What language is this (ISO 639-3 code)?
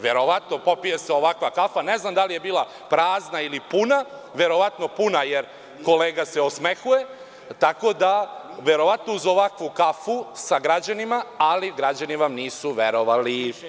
srp